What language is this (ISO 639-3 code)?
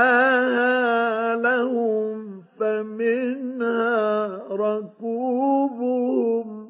ara